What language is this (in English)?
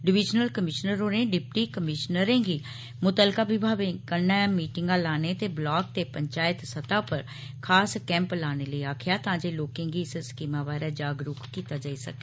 Dogri